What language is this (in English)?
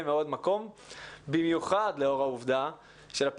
Hebrew